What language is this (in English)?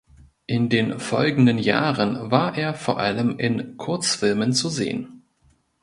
German